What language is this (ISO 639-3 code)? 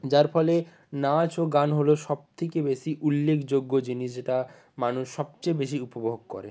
ben